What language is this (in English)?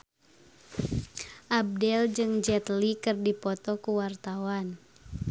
Sundanese